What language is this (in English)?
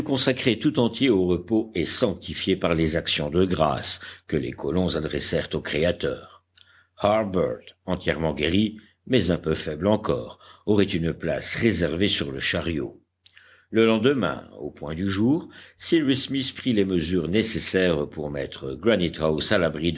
French